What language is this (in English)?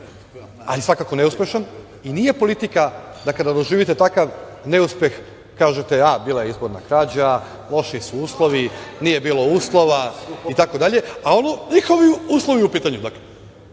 Serbian